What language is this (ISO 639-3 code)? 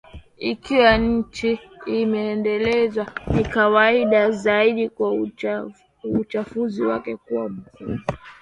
swa